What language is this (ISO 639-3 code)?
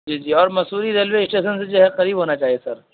urd